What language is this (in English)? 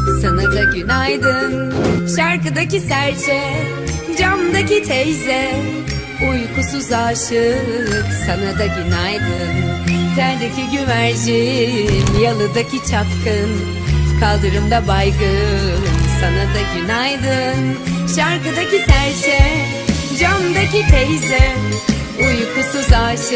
Turkish